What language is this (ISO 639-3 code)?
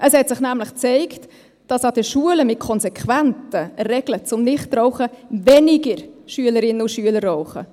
gsw